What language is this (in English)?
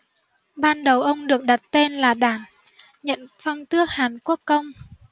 Vietnamese